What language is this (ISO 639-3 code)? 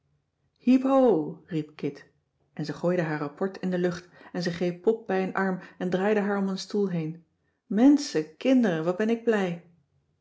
nld